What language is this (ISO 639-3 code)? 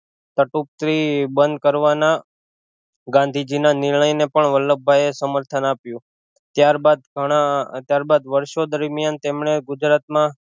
guj